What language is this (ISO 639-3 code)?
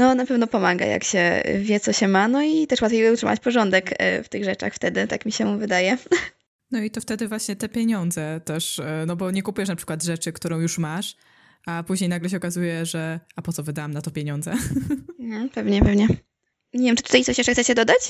pol